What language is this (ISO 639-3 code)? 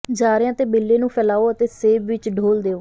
pan